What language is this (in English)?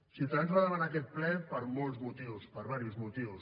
Catalan